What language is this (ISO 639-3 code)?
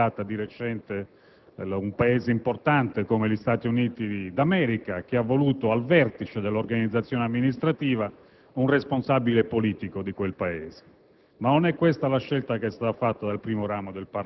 ita